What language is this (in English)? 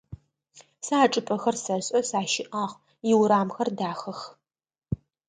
Adyghe